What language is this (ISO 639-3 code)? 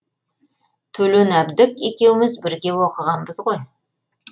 kaz